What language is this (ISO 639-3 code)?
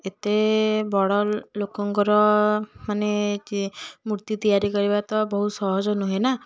ori